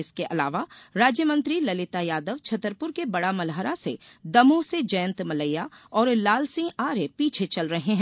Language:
Hindi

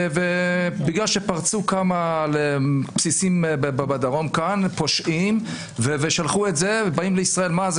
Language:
Hebrew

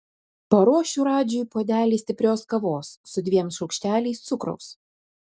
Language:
Lithuanian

